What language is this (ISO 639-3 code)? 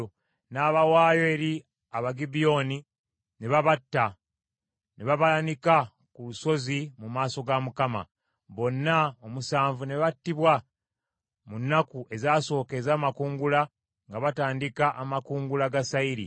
lug